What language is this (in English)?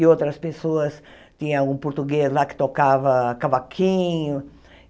Portuguese